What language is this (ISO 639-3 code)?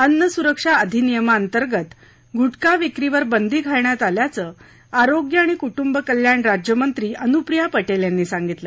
mar